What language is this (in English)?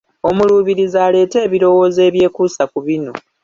Ganda